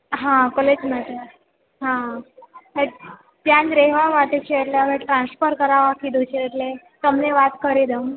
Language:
Gujarati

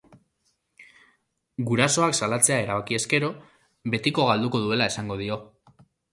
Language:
Basque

